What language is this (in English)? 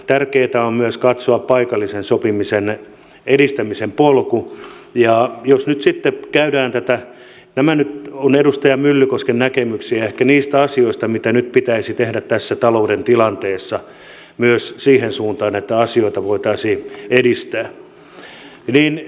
Finnish